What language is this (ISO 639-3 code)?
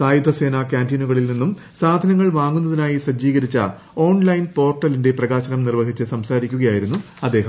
mal